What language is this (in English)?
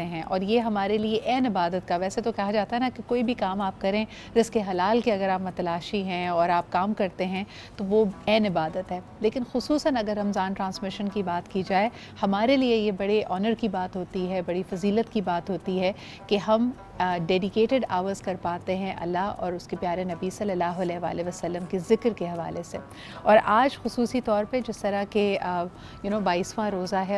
Hindi